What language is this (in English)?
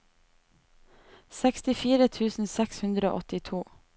Norwegian